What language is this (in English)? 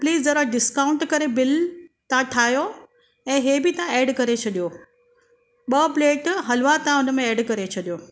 Sindhi